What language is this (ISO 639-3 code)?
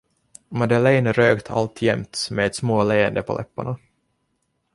swe